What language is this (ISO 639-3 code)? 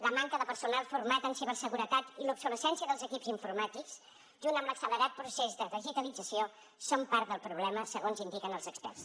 cat